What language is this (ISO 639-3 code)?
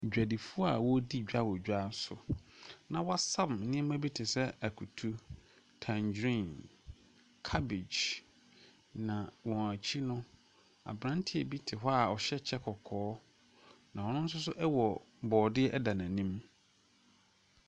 aka